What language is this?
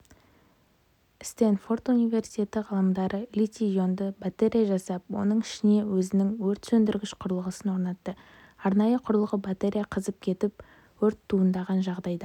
Kazakh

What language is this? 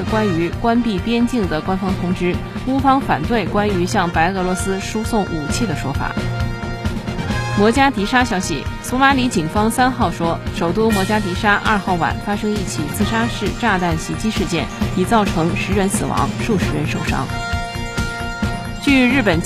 Chinese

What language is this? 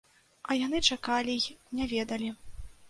Belarusian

